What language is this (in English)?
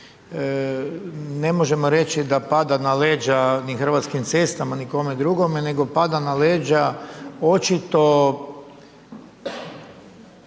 Croatian